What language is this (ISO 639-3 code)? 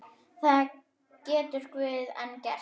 isl